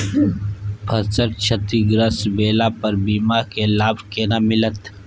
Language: Maithili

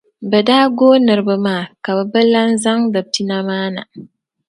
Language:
Dagbani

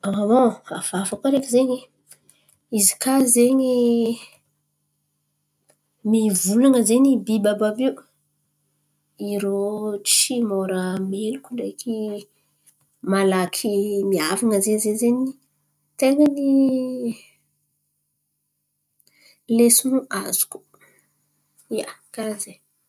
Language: Antankarana Malagasy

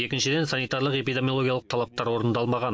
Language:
Kazakh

